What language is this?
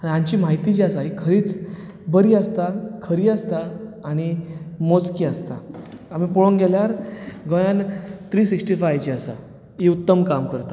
Konkani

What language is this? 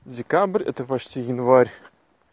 Russian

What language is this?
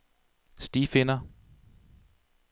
Danish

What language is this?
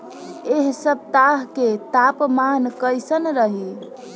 Bhojpuri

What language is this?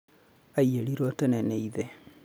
Kikuyu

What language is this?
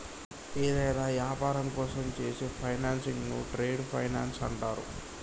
Telugu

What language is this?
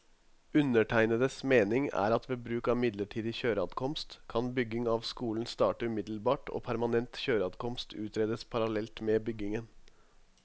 Norwegian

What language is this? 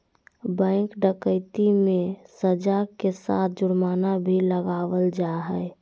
Magahi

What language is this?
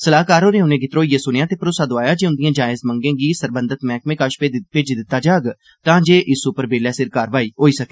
Dogri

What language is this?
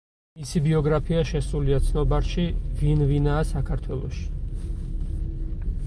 Georgian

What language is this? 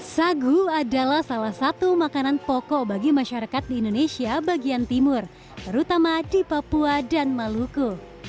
Indonesian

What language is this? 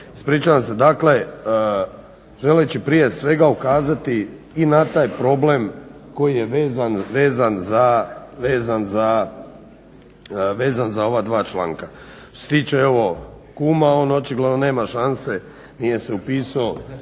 Croatian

